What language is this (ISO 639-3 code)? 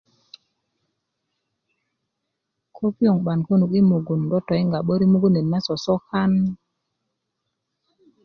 ukv